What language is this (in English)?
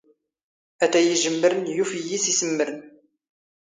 Standard Moroccan Tamazight